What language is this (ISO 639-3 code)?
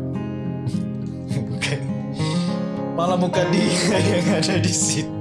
ind